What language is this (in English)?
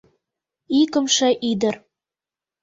Mari